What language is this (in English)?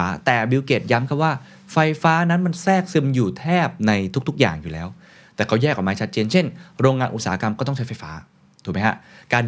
Thai